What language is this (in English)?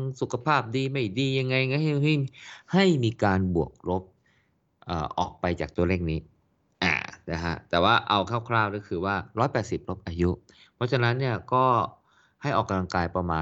Thai